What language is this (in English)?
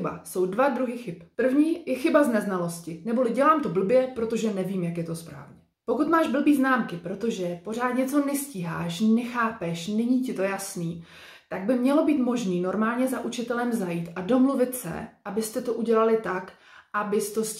Czech